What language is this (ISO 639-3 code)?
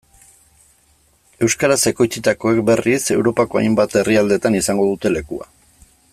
eus